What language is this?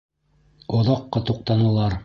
Bashkir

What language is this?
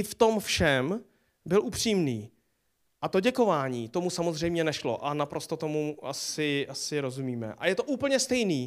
Czech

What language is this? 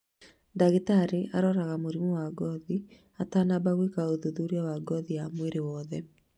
Kikuyu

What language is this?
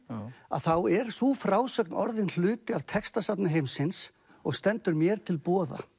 Icelandic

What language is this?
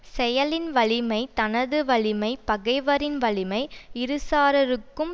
Tamil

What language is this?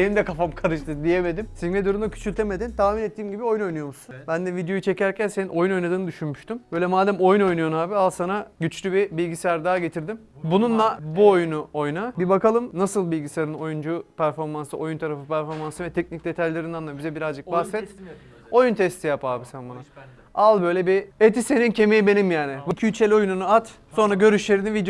Turkish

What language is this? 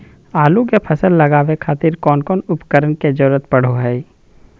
Magahi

